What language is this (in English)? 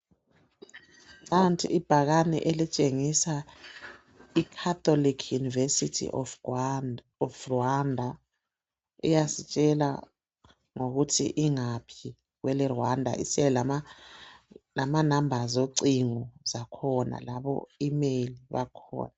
North Ndebele